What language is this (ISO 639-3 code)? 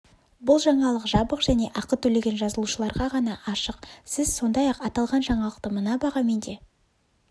kaz